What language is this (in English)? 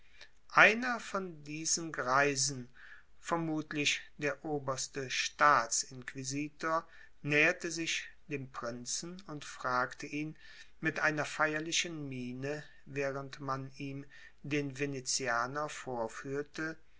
German